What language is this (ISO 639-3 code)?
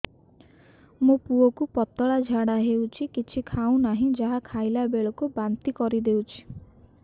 ori